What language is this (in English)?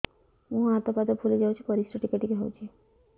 Odia